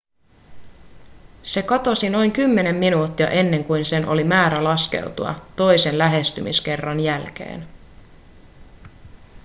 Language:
Finnish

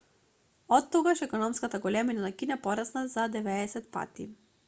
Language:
Macedonian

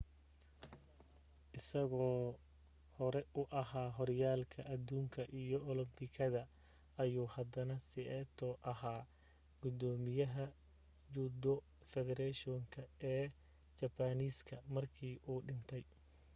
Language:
Somali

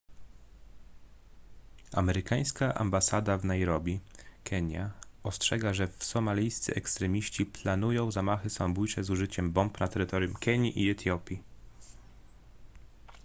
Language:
Polish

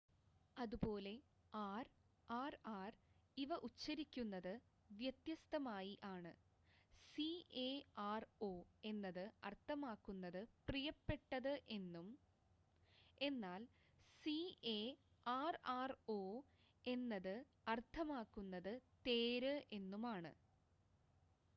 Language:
Malayalam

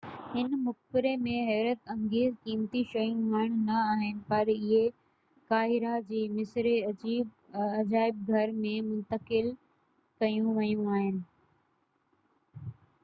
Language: Sindhi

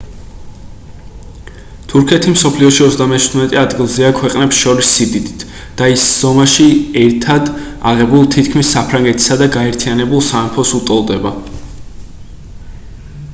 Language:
Georgian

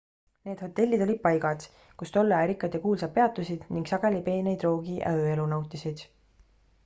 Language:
Estonian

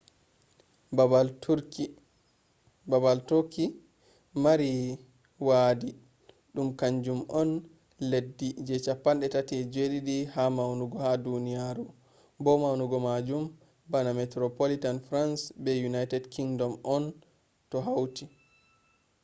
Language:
Fula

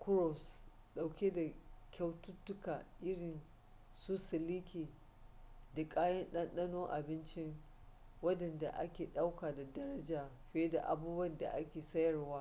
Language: Hausa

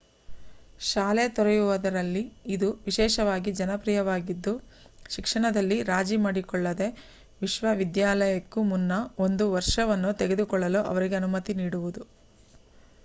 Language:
Kannada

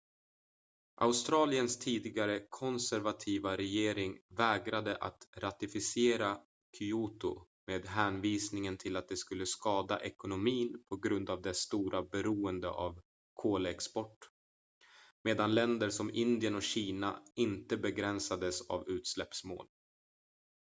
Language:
Swedish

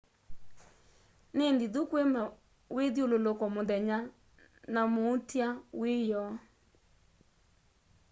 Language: Kamba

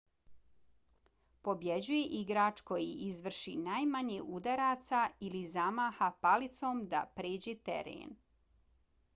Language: Bosnian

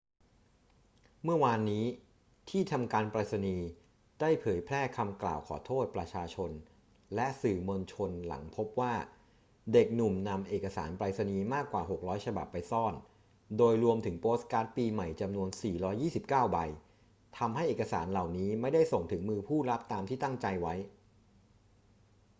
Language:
Thai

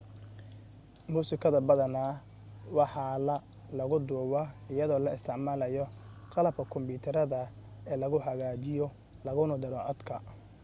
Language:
Somali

